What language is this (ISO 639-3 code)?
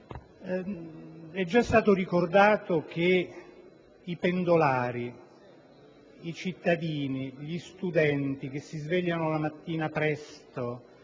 ita